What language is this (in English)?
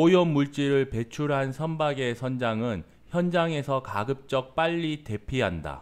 Korean